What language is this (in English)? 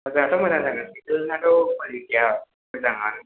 Bodo